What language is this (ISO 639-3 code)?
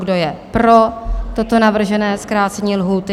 ces